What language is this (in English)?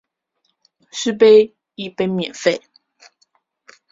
Chinese